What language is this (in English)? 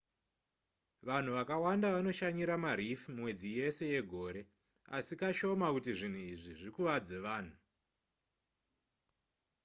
Shona